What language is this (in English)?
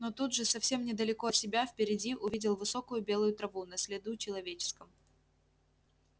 Russian